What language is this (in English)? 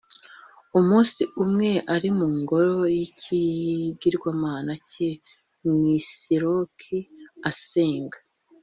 Kinyarwanda